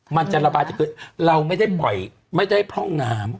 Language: Thai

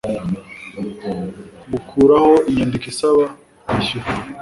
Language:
Kinyarwanda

